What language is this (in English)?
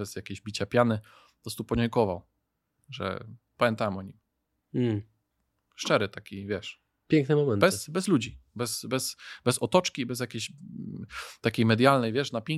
Polish